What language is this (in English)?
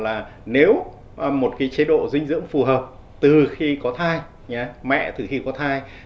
Vietnamese